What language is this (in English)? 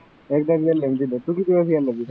Marathi